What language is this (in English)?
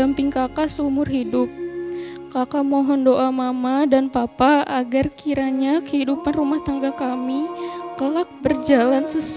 Indonesian